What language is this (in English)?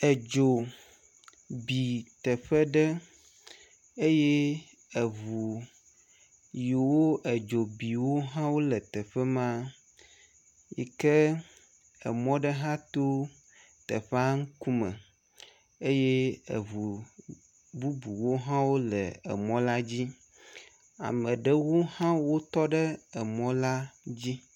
Ewe